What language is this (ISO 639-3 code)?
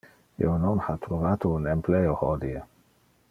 ina